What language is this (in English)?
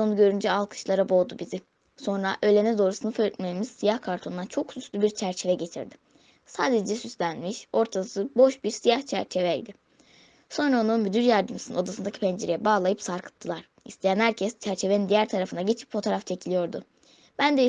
Turkish